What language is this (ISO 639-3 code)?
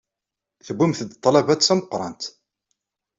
kab